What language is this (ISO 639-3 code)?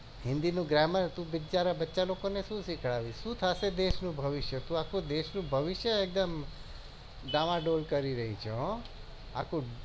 guj